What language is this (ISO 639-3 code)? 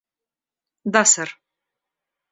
rus